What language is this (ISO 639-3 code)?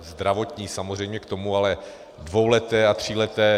ces